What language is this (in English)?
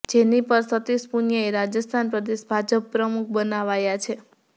Gujarati